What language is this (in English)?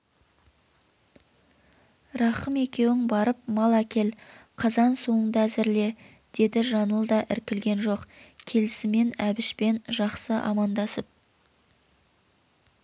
Kazakh